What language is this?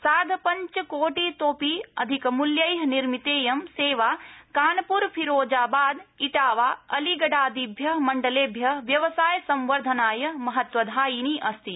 Sanskrit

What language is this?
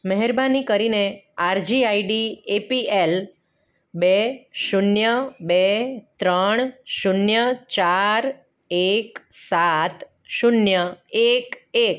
Gujarati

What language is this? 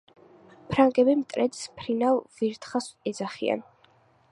Georgian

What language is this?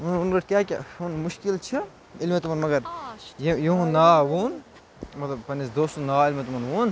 Kashmiri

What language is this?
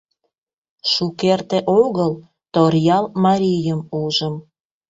Mari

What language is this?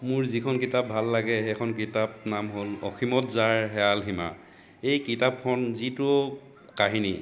Assamese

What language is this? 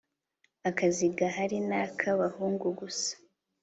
Kinyarwanda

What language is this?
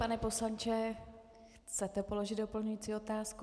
Czech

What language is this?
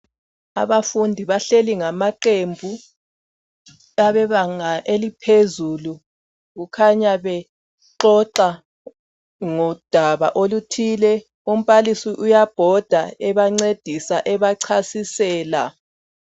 North Ndebele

